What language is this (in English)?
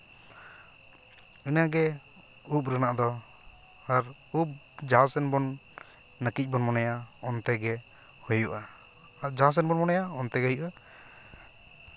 Santali